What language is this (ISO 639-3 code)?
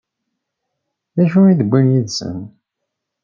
kab